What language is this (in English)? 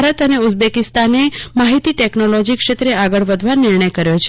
Gujarati